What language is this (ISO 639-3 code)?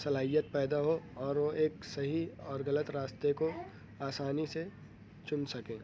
urd